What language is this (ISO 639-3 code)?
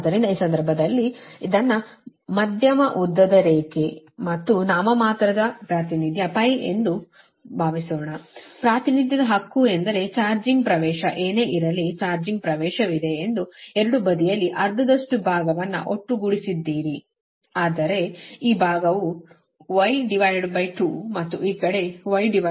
kan